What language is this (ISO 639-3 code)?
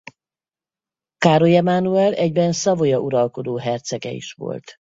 hun